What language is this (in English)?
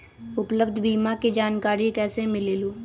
Magahi